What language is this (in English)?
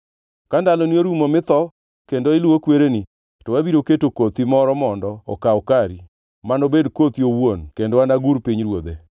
Luo (Kenya and Tanzania)